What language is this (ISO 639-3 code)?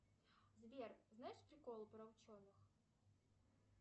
rus